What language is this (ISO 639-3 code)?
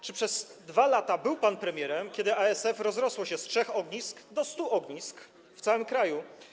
pol